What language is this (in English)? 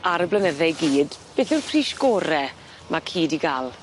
Welsh